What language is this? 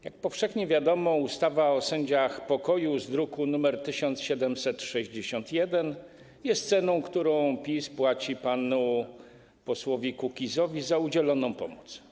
Polish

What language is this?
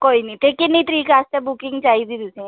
Dogri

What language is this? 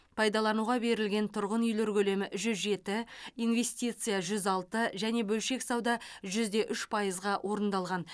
Kazakh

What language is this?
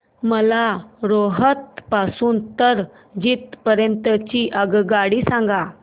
Marathi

